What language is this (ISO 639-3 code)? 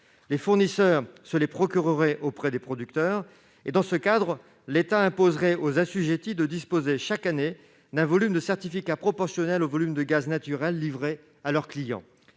fra